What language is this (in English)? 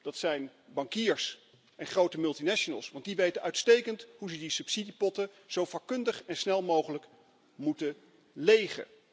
Dutch